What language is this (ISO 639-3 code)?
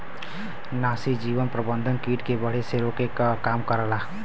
bho